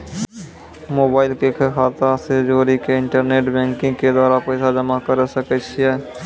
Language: Maithili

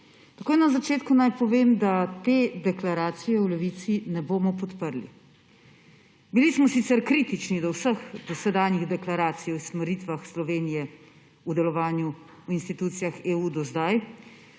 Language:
Slovenian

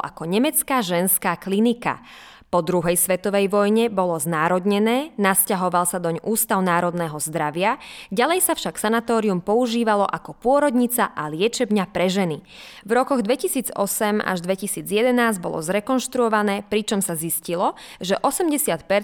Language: Slovak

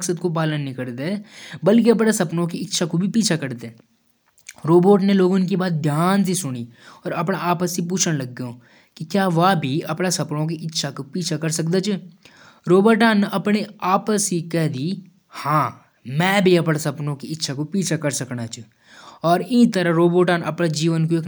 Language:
Jaunsari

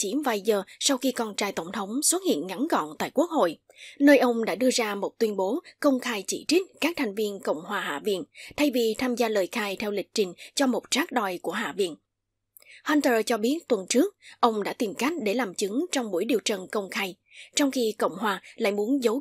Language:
Vietnamese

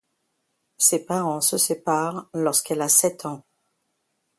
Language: French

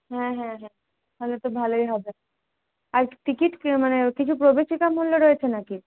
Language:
Bangla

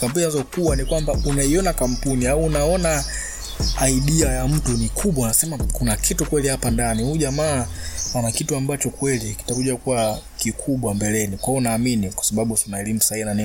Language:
Swahili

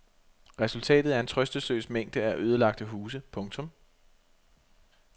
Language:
Danish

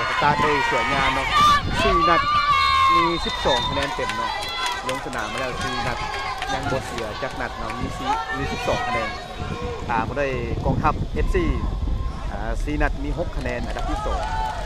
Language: Thai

